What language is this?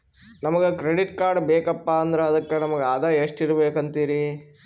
Kannada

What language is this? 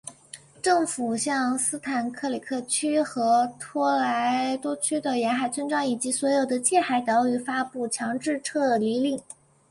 Chinese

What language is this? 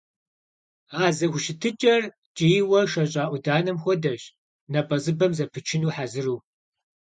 Kabardian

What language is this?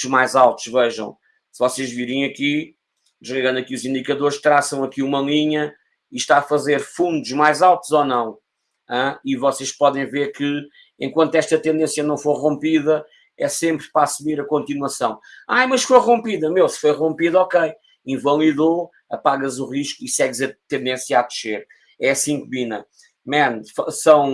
Portuguese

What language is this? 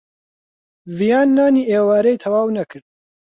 Central Kurdish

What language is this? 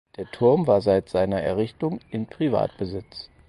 German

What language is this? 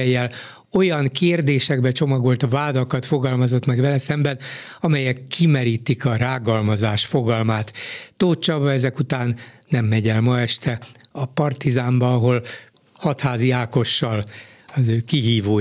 Hungarian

